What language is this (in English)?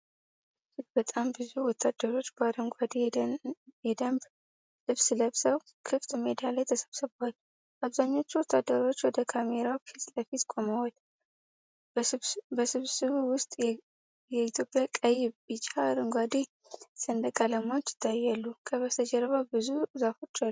Amharic